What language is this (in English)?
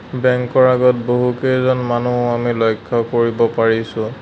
Assamese